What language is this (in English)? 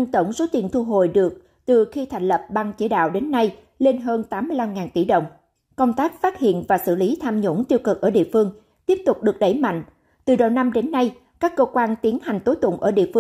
Vietnamese